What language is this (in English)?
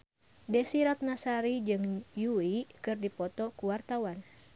Sundanese